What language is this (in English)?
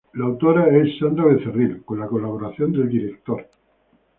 Spanish